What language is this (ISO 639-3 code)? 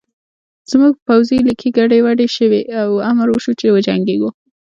pus